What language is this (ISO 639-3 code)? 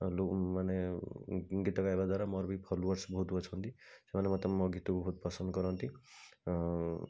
ori